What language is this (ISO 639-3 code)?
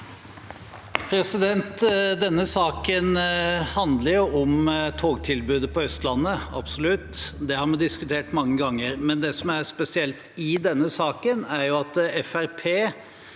nor